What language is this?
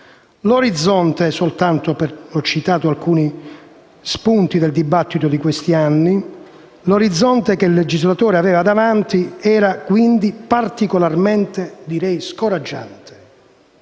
Italian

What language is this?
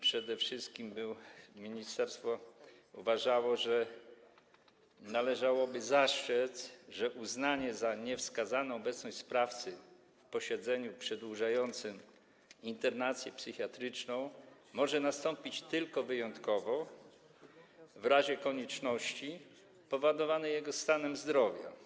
Polish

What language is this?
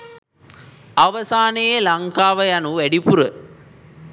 Sinhala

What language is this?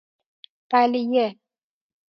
Persian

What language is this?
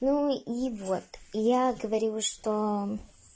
Russian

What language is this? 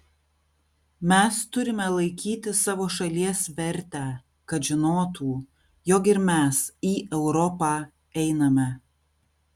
Lithuanian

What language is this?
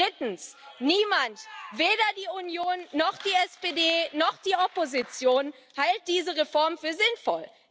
German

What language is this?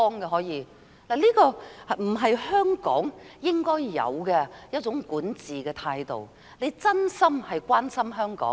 Cantonese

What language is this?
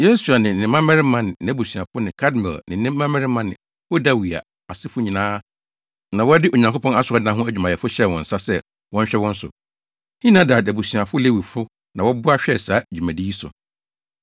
Akan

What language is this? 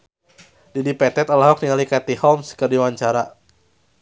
Sundanese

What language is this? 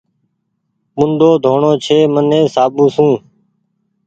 Goaria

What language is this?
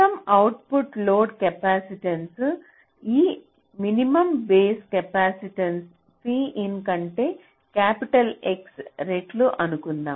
Telugu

